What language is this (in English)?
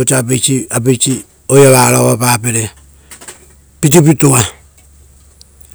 Rotokas